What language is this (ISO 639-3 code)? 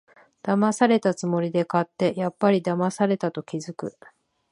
jpn